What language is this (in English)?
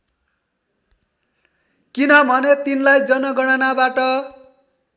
Nepali